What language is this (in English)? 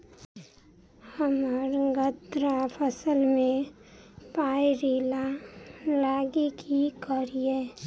Maithili